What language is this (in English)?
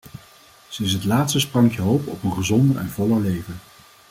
Dutch